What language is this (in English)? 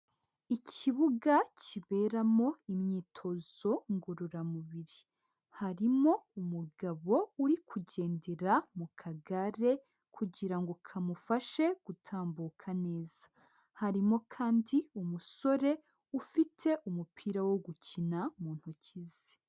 Kinyarwanda